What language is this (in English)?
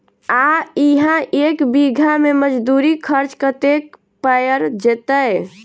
Maithili